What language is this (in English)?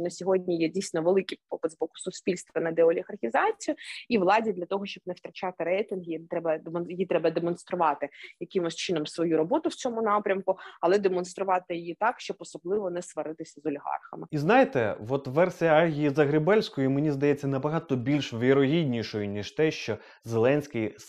Ukrainian